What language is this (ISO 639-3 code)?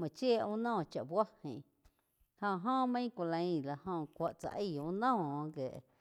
chq